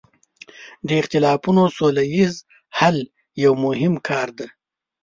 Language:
Pashto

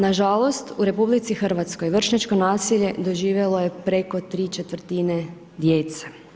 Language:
Croatian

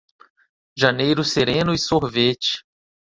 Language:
Portuguese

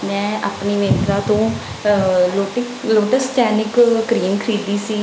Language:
Punjabi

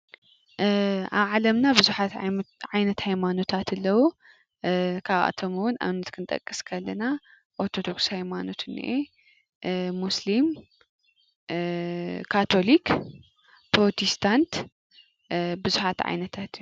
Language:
Tigrinya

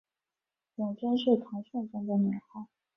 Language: Chinese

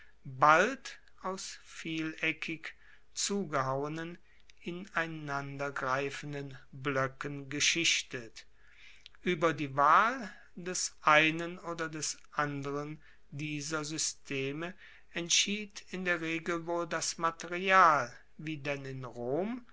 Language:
German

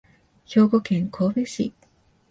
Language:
Japanese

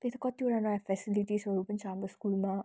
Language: Nepali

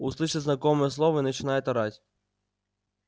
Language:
Russian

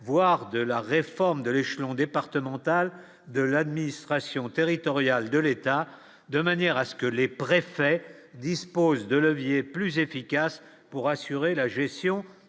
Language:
French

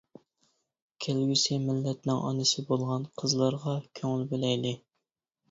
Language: Uyghur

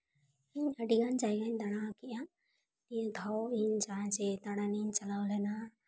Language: Santali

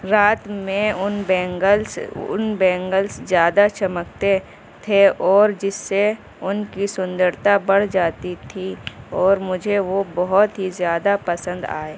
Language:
Urdu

